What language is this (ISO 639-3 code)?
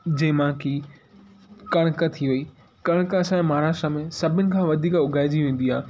snd